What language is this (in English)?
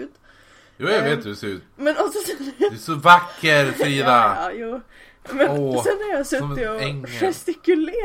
Swedish